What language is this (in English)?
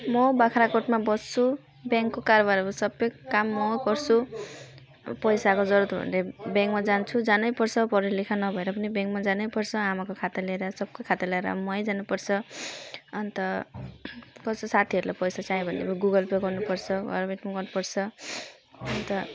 Nepali